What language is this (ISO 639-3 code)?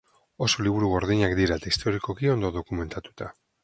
eus